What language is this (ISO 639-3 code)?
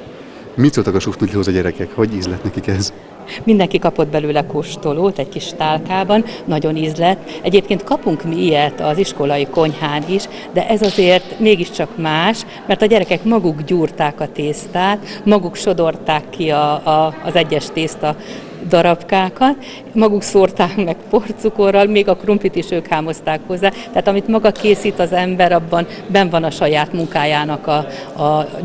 hun